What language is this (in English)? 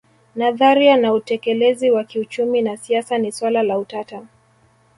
Swahili